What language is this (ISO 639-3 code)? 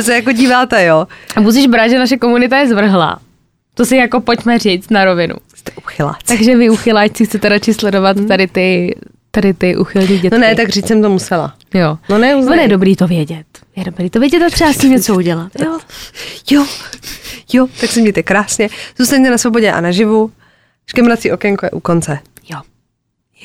ces